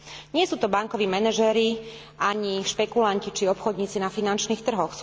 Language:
Slovak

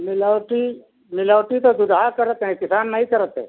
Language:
Hindi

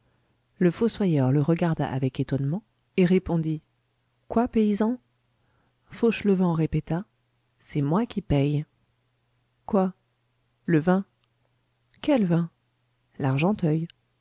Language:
French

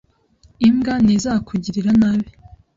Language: Kinyarwanda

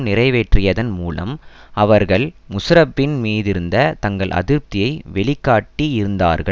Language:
Tamil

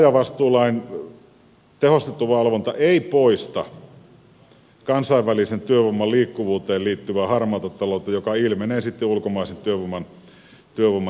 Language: Finnish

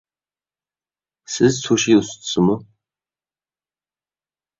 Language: Uyghur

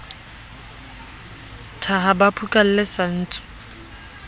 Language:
Southern Sotho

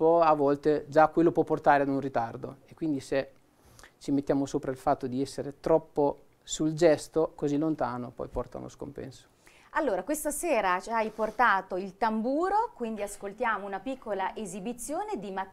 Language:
Italian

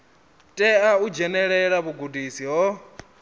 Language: Venda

